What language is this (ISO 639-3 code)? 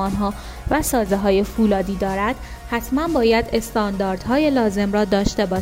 fas